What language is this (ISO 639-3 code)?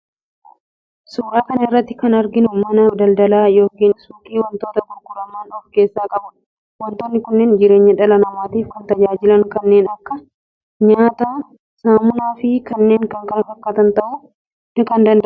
orm